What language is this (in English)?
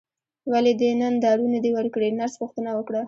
Pashto